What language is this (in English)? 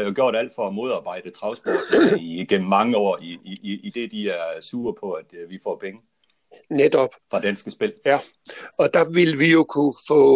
Danish